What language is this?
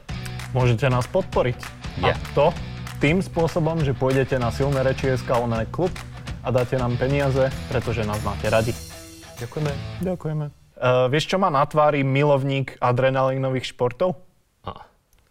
Slovak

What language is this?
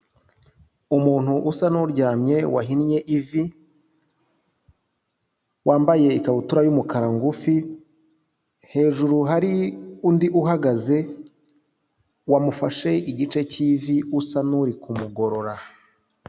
Kinyarwanda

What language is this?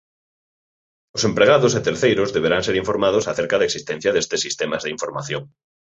Galician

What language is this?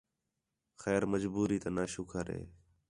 Khetrani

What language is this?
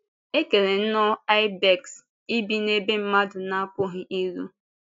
Igbo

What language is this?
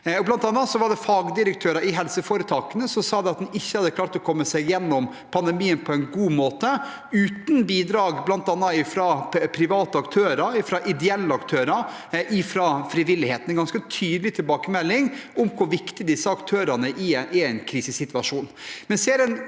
Norwegian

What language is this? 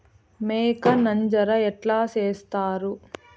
Telugu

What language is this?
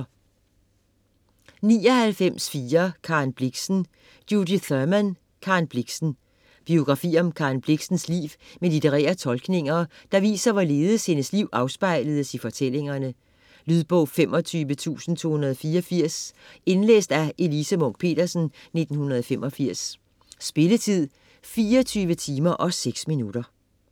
Danish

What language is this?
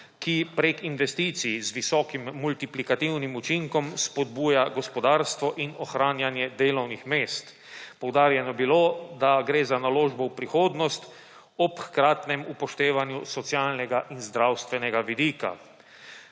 Slovenian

